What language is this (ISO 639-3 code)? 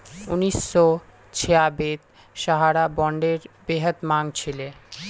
mag